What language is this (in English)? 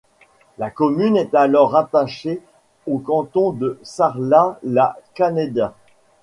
French